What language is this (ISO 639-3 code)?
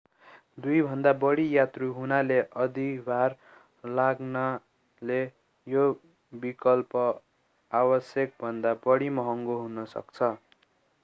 nep